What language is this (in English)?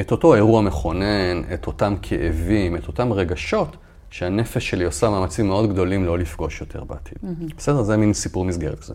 Hebrew